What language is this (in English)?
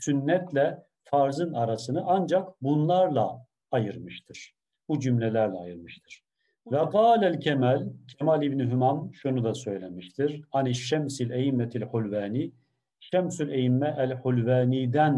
Turkish